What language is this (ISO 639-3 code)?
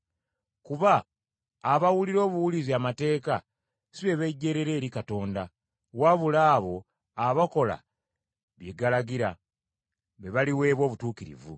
lug